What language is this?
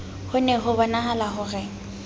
Southern Sotho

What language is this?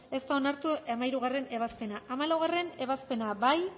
Basque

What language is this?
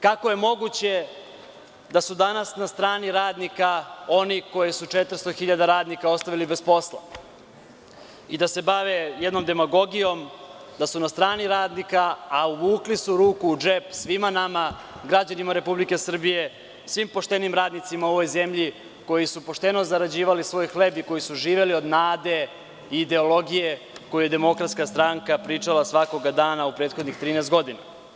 Serbian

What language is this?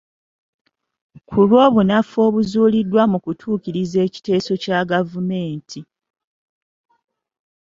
Ganda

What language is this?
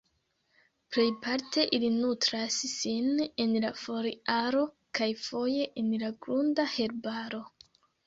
Esperanto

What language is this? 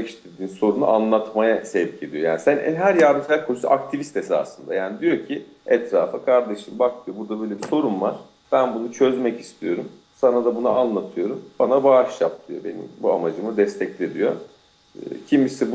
Turkish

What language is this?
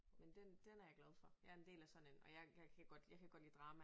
Danish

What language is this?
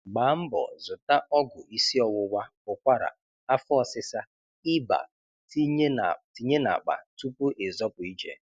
Igbo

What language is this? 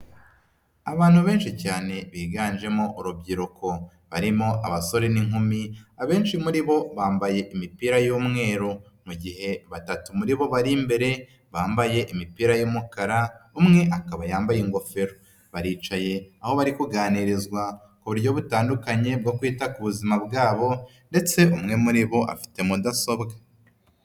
Kinyarwanda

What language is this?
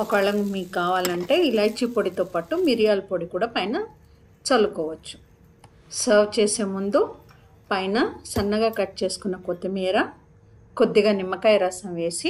Telugu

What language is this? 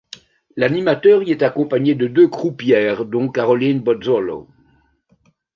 French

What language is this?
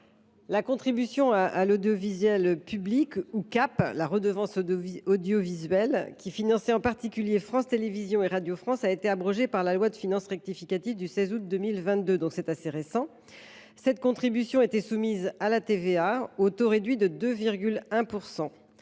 French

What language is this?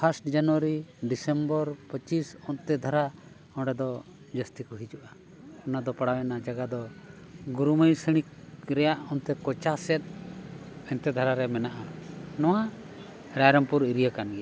Santali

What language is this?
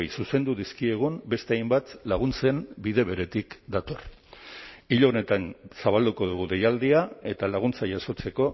Basque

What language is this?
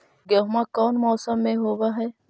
Magahi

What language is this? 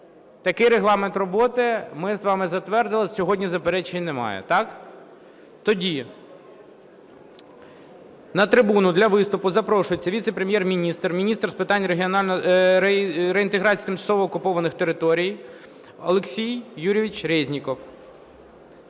Ukrainian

